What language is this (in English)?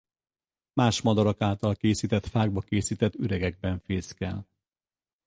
Hungarian